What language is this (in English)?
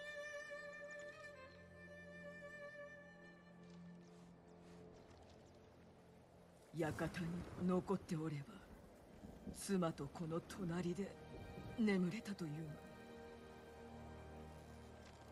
Polish